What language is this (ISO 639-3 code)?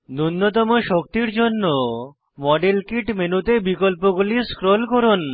ben